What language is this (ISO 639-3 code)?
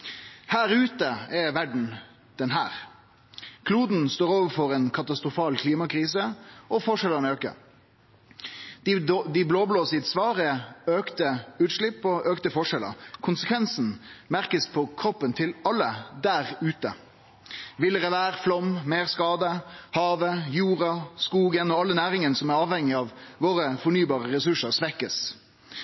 nno